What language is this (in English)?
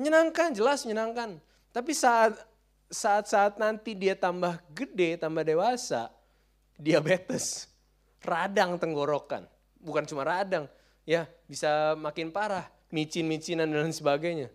Indonesian